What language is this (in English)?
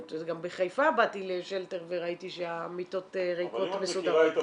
Hebrew